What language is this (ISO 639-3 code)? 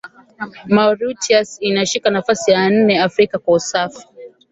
swa